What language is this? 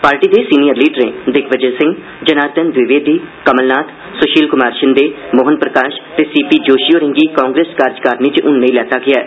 Dogri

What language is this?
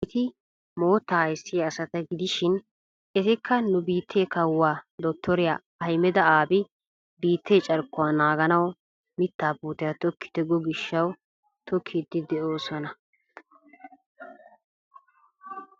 Wolaytta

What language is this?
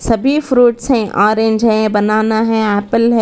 Hindi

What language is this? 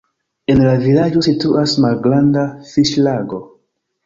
Esperanto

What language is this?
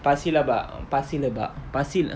English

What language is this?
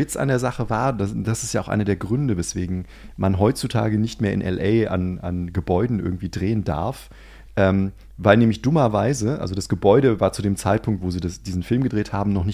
German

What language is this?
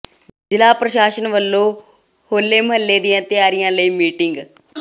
Punjabi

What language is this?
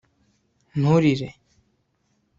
Kinyarwanda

